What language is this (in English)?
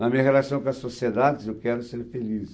Portuguese